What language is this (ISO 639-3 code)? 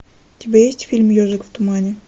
rus